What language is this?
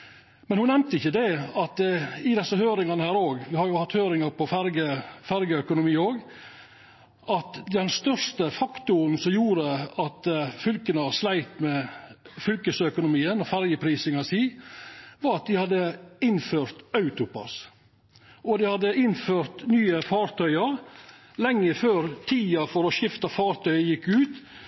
Norwegian Nynorsk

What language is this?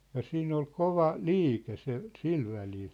Finnish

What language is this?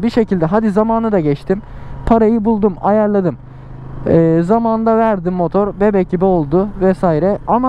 Turkish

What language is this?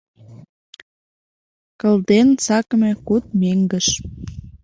Mari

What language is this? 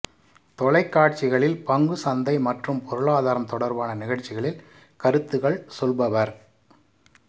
Tamil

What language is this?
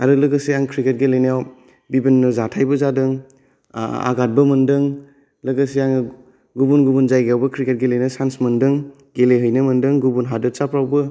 Bodo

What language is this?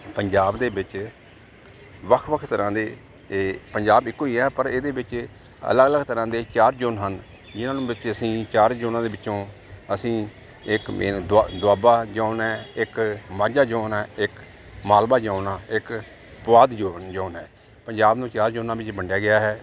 Punjabi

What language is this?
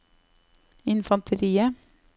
Norwegian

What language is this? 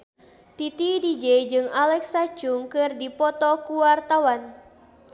Sundanese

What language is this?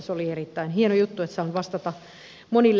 Finnish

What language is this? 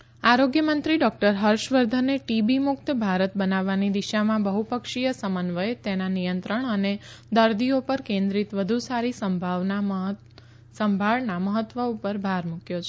Gujarati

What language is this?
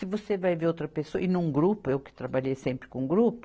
Portuguese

